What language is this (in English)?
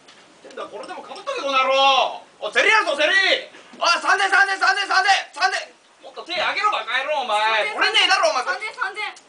Japanese